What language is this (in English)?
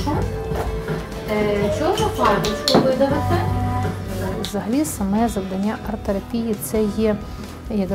Ukrainian